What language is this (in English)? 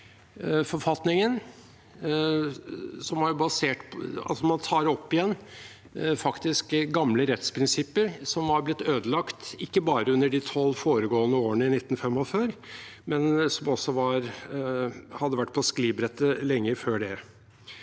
Norwegian